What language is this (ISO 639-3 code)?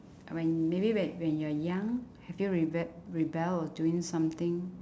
eng